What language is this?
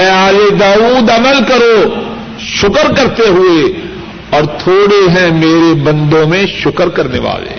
Urdu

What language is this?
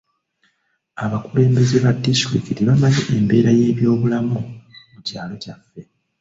Ganda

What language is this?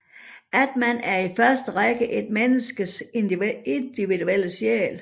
Danish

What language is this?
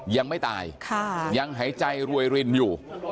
Thai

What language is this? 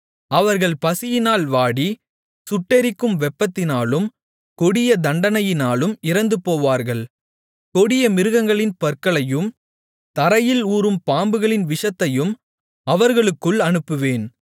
Tamil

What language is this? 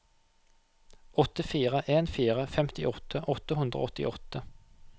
Norwegian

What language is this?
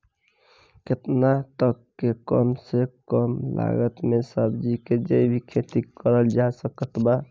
Bhojpuri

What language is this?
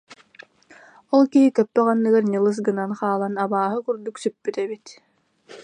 Yakut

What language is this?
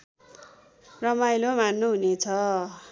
Nepali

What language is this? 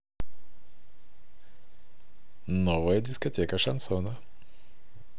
Russian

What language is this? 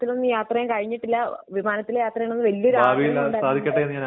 Malayalam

